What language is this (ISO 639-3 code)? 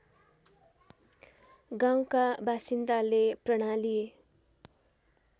nep